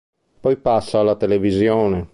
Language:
Italian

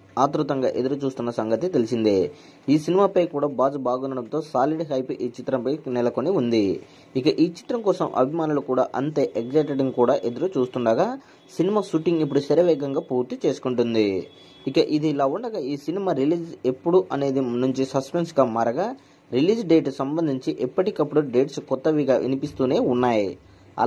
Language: Telugu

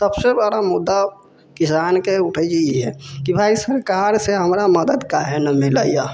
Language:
Maithili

